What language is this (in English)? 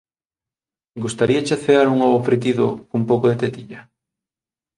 Galician